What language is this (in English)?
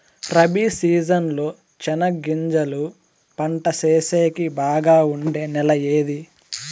Telugu